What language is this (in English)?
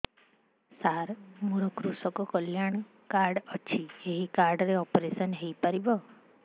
Odia